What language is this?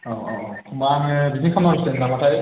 Bodo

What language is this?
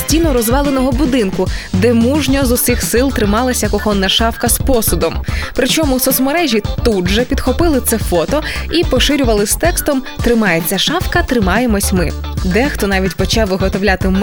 Ukrainian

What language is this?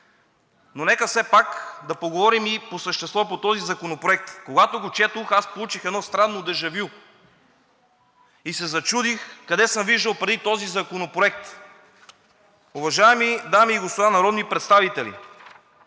Bulgarian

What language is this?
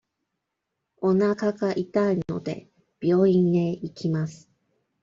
Japanese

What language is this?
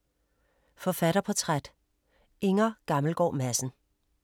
Danish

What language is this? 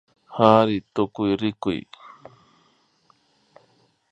Imbabura Highland Quichua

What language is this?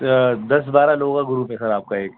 Urdu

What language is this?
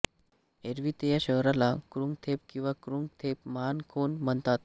Marathi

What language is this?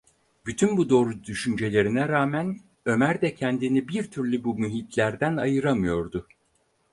Turkish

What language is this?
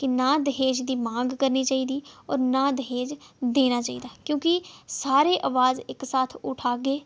Dogri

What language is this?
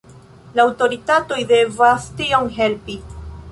Esperanto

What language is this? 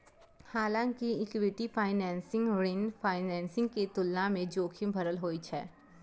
Maithili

